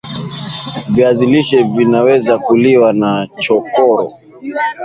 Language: Swahili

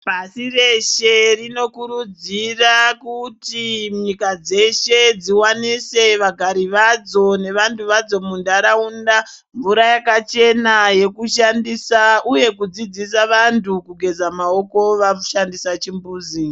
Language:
Ndau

